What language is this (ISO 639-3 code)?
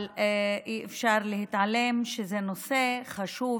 heb